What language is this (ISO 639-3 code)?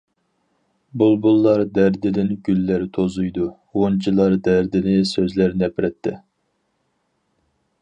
uig